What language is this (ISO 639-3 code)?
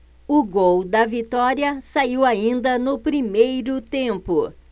por